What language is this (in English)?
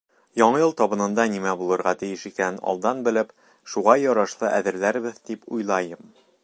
Bashkir